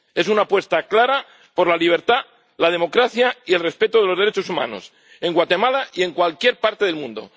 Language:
Spanish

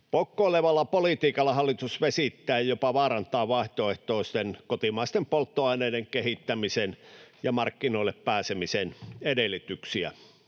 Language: Finnish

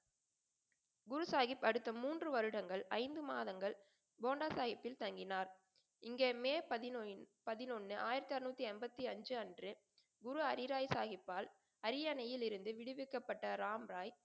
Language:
Tamil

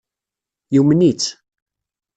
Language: Kabyle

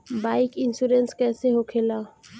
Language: Bhojpuri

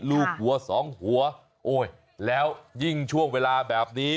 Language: Thai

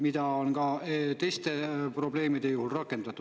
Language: Estonian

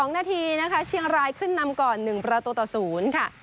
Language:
Thai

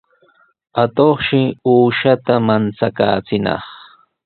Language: Sihuas Ancash Quechua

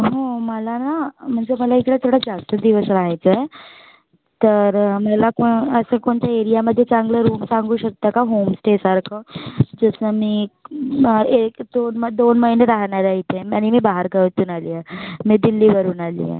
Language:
Marathi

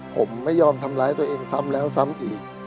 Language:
Thai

